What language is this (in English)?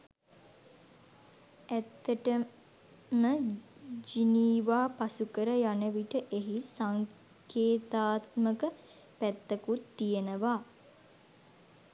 Sinhala